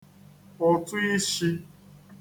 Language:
Igbo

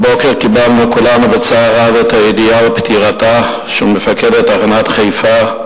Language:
Hebrew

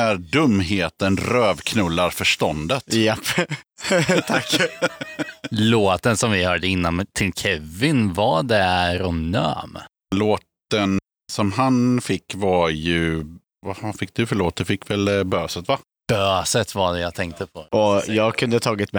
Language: Swedish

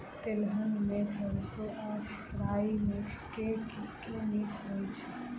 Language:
Maithili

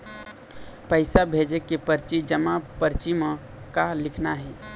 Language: Chhattisgarhi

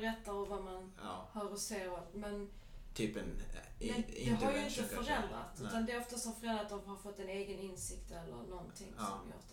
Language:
Swedish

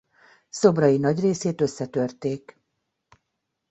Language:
Hungarian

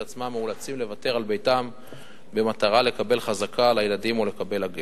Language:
Hebrew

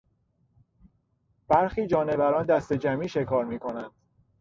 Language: Persian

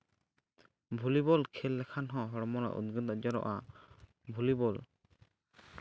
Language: Santali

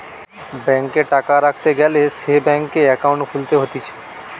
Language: Bangla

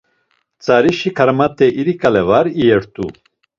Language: Laz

